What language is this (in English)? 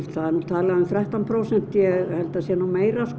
Icelandic